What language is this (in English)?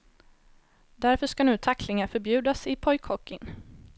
Swedish